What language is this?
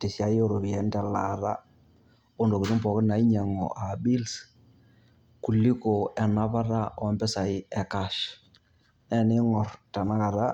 Masai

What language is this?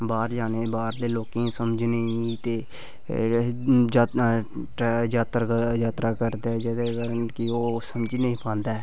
Dogri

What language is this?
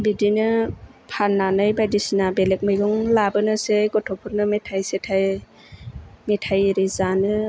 Bodo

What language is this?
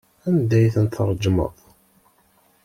Kabyle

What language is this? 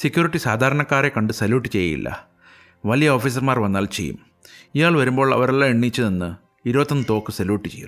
Malayalam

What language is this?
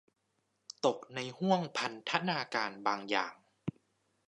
Thai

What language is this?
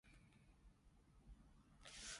Cantonese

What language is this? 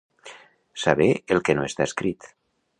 Catalan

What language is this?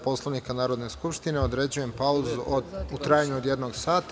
Serbian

